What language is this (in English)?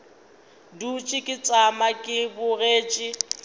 Northern Sotho